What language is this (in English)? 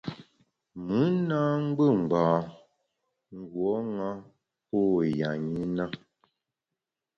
Bamun